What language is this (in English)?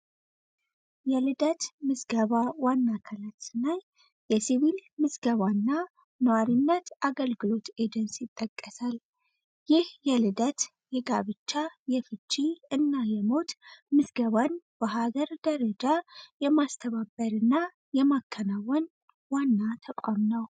Amharic